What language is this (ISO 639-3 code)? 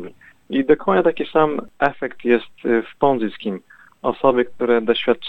pol